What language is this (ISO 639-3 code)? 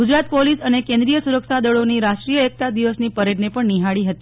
guj